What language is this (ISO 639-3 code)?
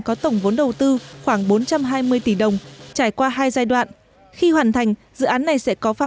vie